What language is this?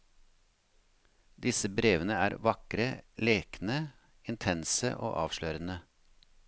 Norwegian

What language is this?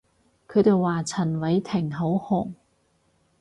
Cantonese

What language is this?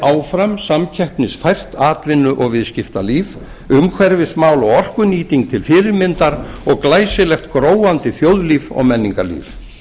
Icelandic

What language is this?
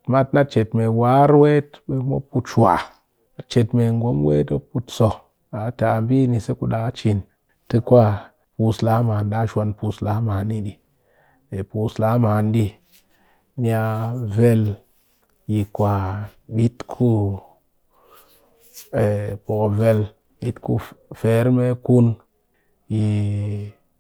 Cakfem-Mushere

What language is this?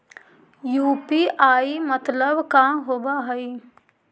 Magahi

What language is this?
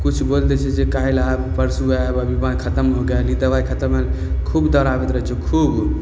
Maithili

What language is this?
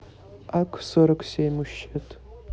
Russian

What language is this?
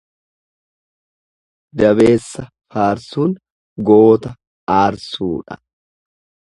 Oromo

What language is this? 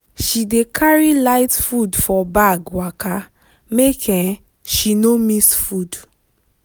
Nigerian Pidgin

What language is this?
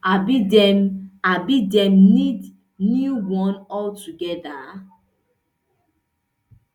Nigerian Pidgin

